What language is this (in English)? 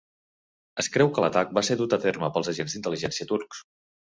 Catalan